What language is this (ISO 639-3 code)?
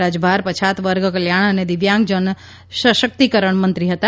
guj